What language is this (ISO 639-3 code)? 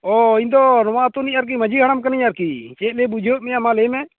sat